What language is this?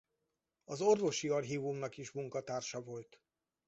Hungarian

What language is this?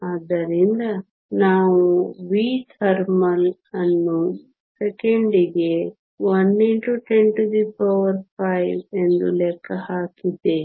Kannada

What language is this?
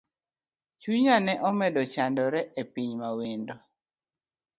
Luo (Kenya and Tanzania)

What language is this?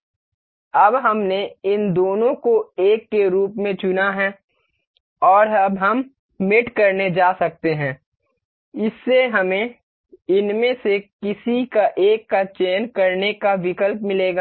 Hindi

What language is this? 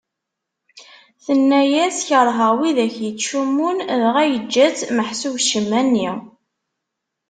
Kabyle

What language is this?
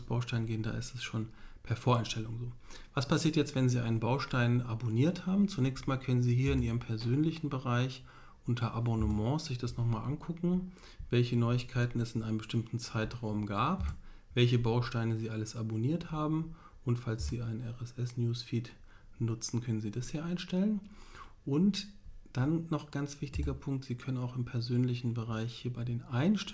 German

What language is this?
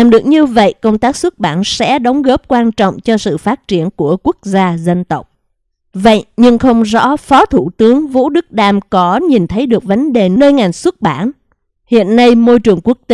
Vietnamese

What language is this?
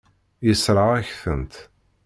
Kabyle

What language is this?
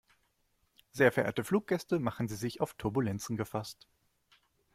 German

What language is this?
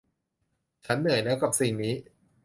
Thai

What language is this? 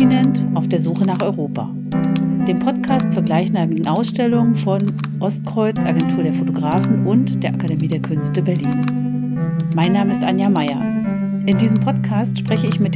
German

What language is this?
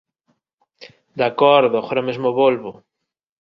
Galician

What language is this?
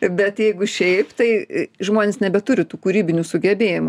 Lithuanian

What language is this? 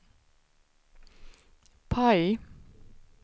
Swedish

